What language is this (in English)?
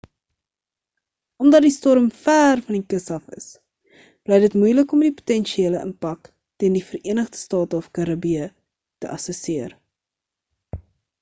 Afrikaans